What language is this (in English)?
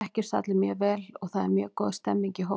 Icelandic